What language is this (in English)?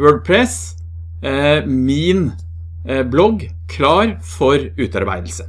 Norwegian